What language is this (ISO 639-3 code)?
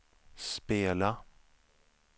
swe